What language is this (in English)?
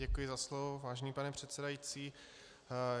Czech